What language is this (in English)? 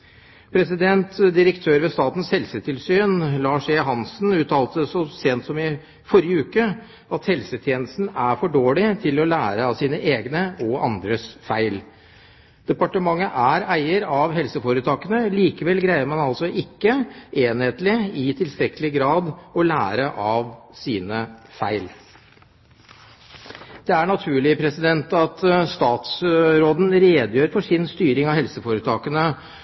Norwegian Bokmål